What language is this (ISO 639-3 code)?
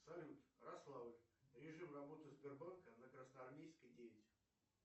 rus